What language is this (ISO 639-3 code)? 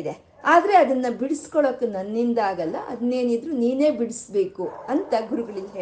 kan